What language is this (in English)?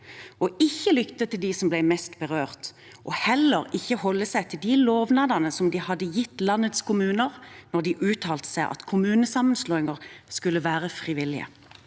Norwegian